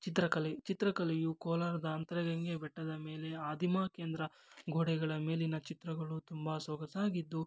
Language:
Kannada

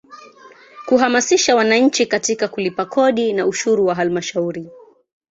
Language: Swahili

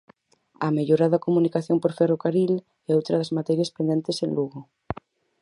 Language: Galician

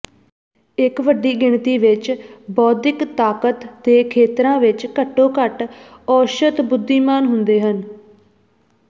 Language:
Punjabi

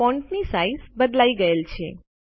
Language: Gujarati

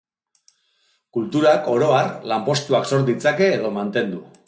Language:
Basque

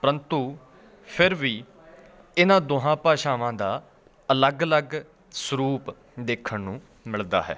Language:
Punjabi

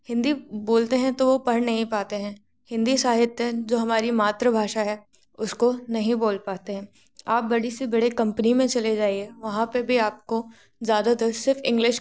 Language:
Hindi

